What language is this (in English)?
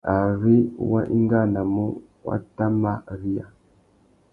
Tuki